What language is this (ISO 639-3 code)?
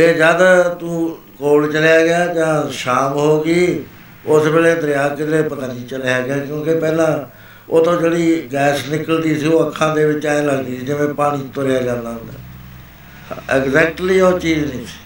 pan